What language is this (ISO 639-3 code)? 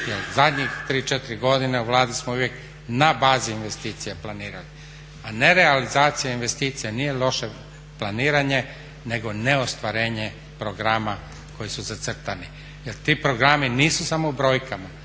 hrv